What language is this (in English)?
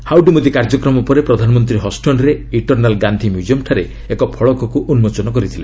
Odia